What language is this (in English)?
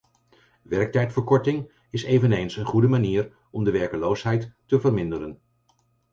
Dutch